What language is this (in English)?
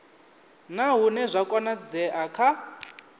Venda